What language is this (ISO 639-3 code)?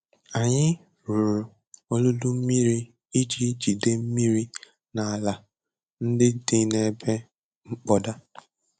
ibo